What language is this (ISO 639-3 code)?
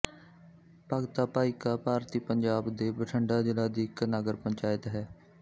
pan